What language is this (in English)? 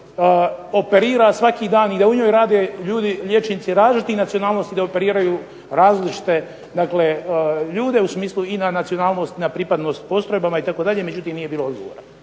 Croatian